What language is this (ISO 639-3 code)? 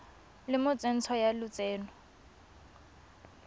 tsn